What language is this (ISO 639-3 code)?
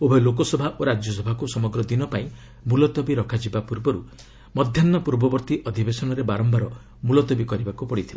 ori